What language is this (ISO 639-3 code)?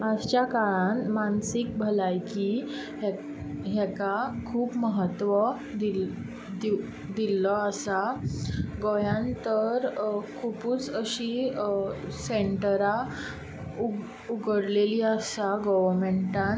kok